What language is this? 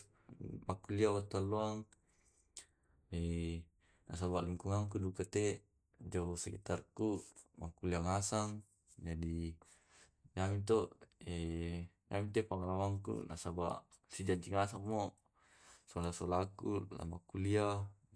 Tae'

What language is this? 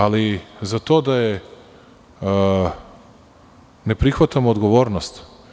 Serbian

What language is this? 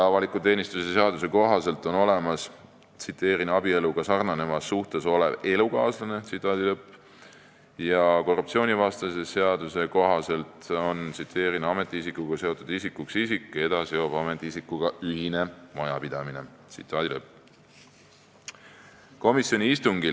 Estonian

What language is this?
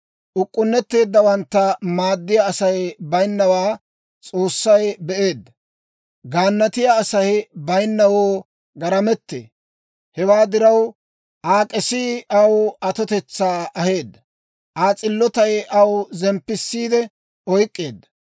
Dawro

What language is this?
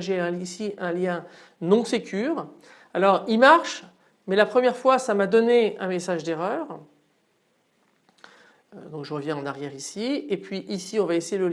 French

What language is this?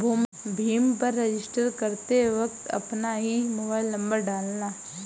Hindi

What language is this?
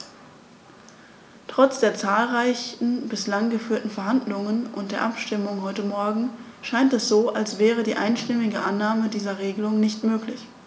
German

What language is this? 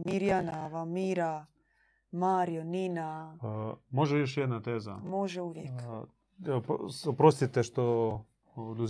Croatian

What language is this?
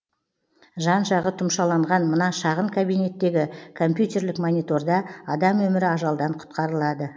Kazakh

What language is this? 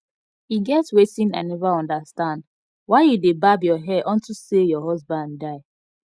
Nigerian Pidgin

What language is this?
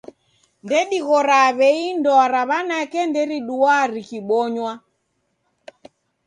Taita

